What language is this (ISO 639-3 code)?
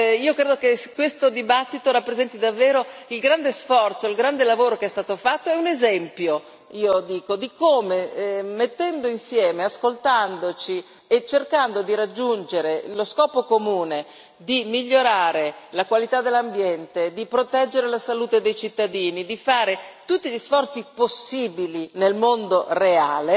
ita